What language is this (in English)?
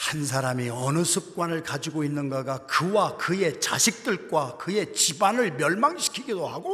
Korean